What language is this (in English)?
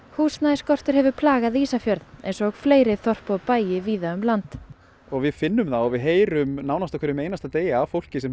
Icelandic